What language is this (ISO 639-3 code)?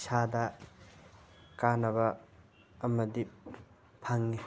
mni